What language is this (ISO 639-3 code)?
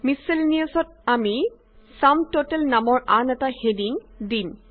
asm